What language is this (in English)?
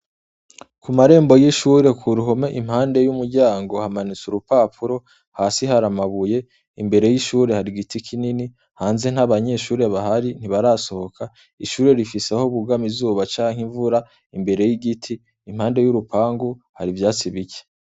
Rundi